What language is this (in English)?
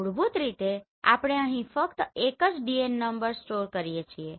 Gujarati